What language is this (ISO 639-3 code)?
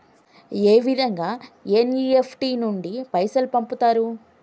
tel